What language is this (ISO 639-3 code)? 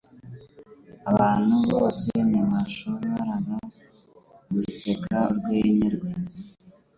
kin